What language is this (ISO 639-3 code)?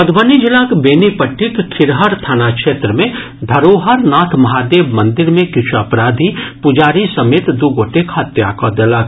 mai